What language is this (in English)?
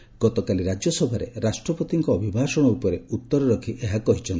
Odia